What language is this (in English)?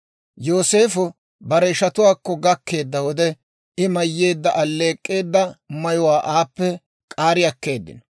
Dawro